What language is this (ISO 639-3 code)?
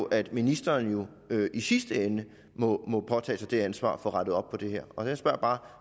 dan